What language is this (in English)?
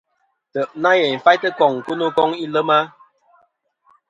Kom